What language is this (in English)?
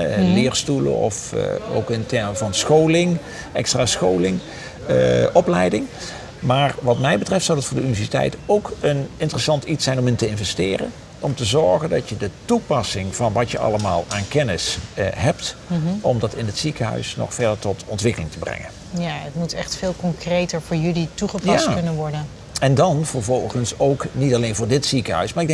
Dutch